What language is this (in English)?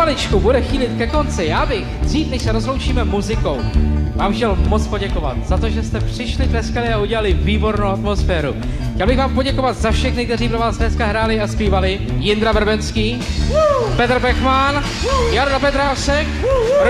Czech